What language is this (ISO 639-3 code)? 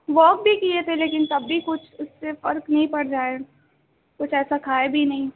urd